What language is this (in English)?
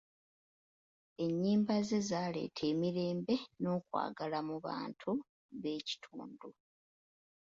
Ganda